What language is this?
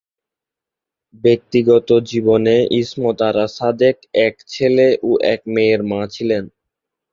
Bangla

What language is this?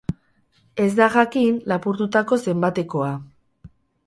Basque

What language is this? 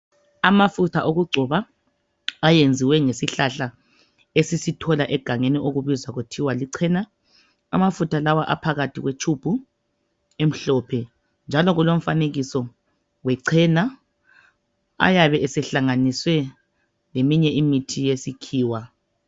North Ndebele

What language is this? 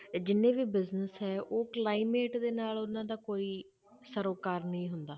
Punjabi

